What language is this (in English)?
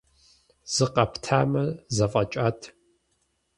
Kabardian